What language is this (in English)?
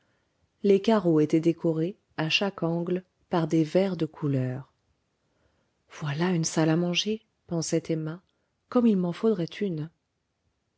French